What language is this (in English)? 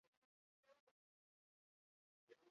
Basque